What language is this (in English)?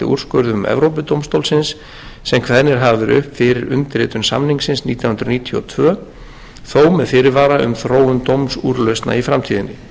Icelandic